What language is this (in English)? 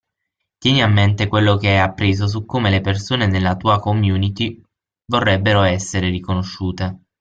Italian